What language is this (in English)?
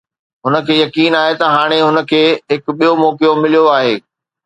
Sindhi